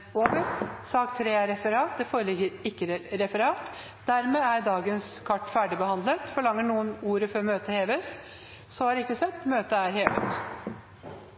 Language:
Norwegian Bokmål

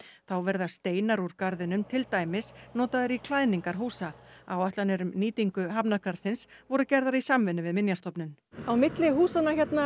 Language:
Icelandic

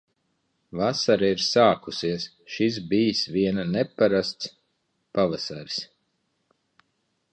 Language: Latvian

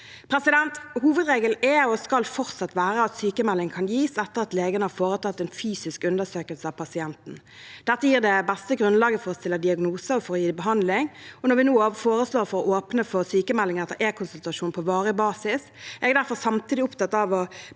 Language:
Norwegian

